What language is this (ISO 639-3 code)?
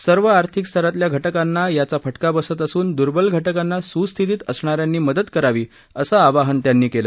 mar